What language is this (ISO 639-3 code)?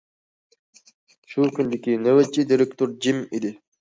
uig